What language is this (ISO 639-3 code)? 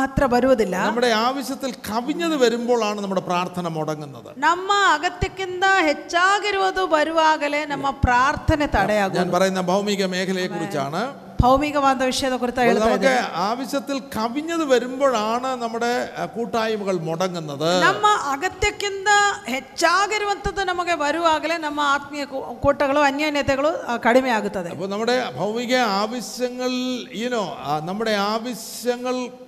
mal